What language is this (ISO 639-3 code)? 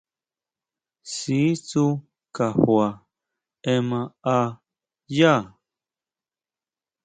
mau